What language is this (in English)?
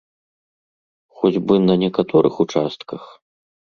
Belarusian